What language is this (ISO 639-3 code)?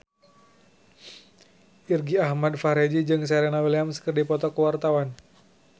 sun